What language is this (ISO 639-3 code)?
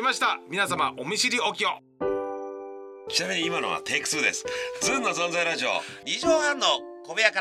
jpn